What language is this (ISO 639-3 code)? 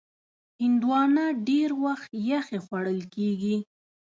pus